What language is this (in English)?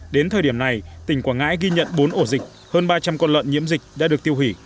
Vietnamese